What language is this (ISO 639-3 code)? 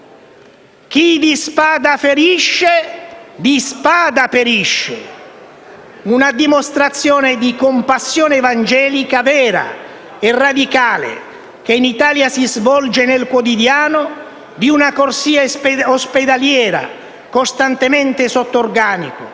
ita